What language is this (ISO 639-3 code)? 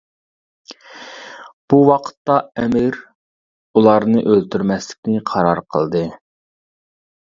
uig